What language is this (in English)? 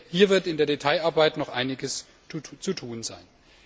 German